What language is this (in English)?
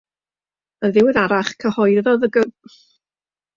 Welsh